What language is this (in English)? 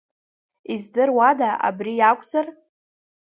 Abkhazian